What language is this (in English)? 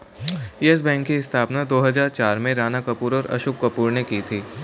Hindi